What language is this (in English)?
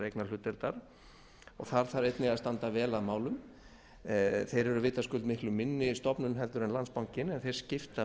Icelandic